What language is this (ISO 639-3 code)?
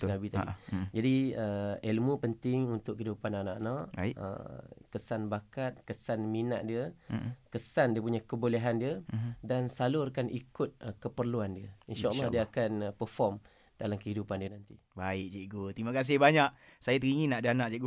msa